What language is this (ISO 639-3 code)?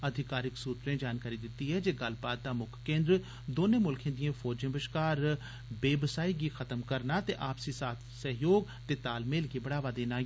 doi